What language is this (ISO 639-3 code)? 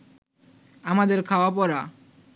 ben